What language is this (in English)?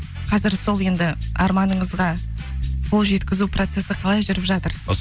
Kazakh